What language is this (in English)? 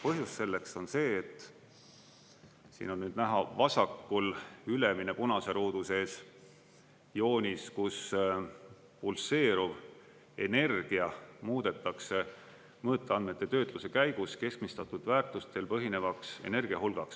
Estonian